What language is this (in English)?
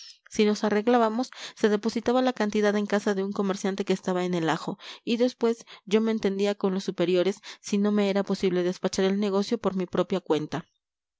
Spanish